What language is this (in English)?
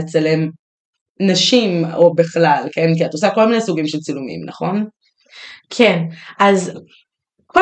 Hebrew